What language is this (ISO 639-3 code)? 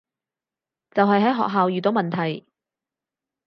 yue